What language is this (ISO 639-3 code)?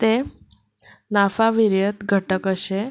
kok